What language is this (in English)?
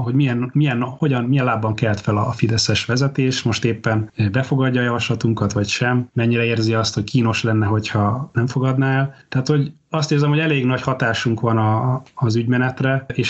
Hungarian